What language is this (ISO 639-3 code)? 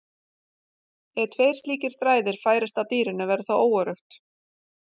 isl